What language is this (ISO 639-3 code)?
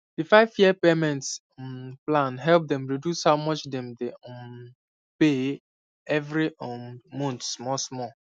pcm